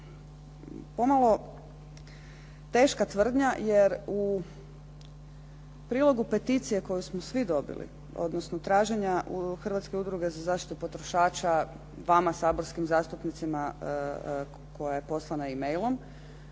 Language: Croatian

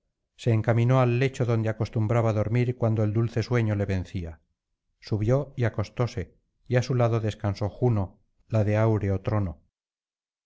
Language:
Spanish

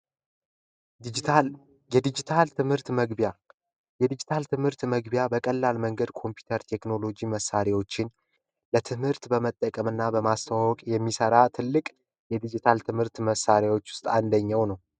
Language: Amharic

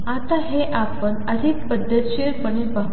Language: Marathi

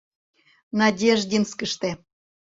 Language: Mari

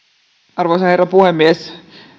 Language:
Finnish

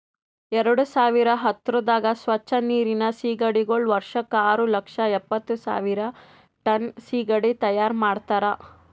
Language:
Kannada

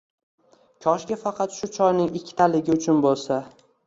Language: Uzbek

